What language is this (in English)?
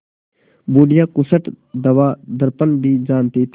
Hindi